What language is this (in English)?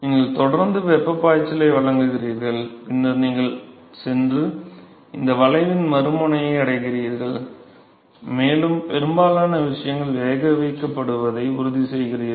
Tamil